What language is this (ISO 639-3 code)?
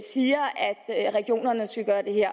dan